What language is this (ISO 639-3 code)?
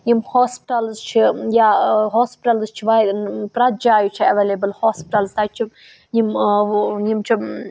kas